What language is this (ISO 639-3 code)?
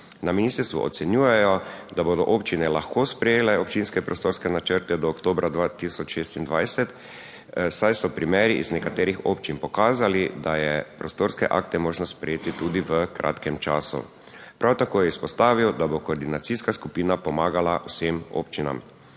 slv